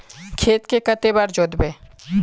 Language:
Magahi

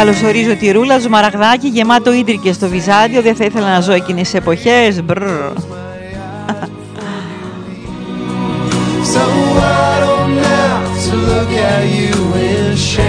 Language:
Greek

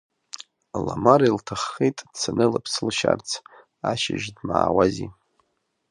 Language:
Abkhazian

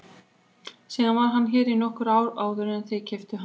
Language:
Icelandic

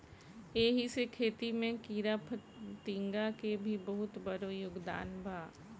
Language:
Bhojpuri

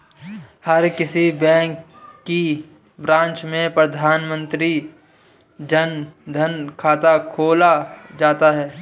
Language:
Hindi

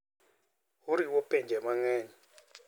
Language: Luo (Kenya and Tanzania)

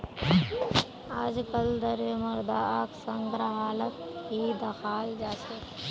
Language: Magahi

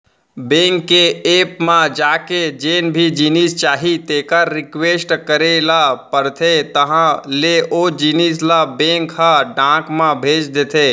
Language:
Chhattisgarhi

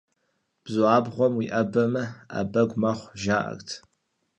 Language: Kabardian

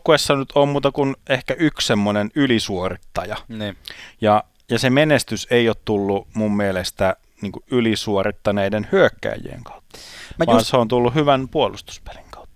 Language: Finnish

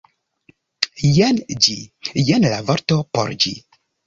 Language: Esperanto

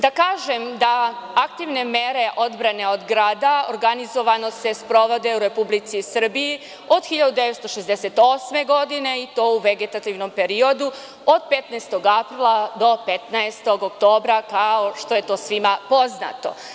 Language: Serbian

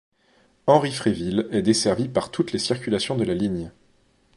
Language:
French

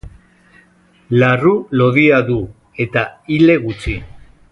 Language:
Basque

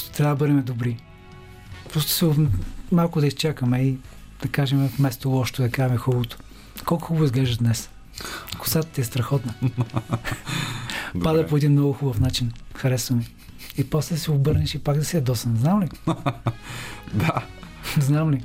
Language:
Bulgarian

